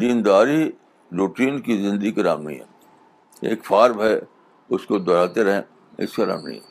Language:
Urdu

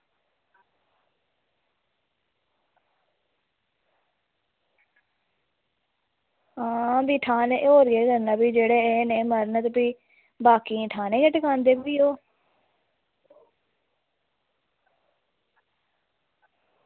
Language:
Dogri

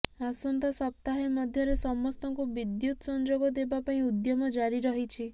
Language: Odia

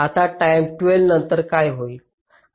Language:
Marathi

